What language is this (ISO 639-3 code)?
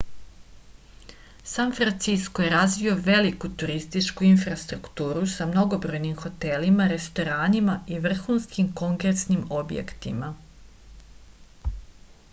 srp